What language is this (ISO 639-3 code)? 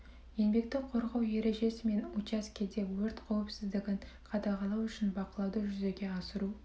kaz